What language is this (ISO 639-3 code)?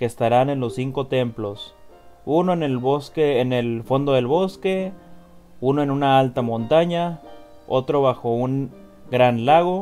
spa